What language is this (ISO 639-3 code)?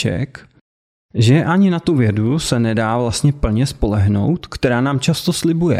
ces